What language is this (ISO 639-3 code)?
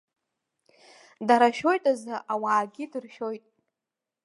abk